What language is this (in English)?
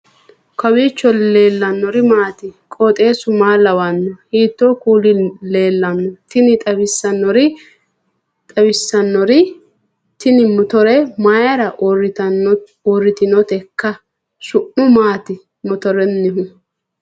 Sidamo